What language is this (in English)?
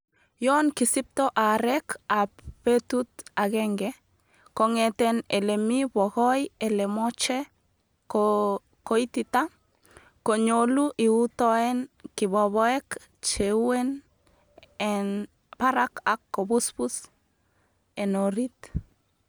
Kalenjin